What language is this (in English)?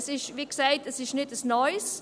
Swiss German